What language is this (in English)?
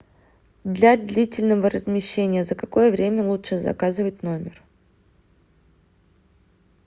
Russian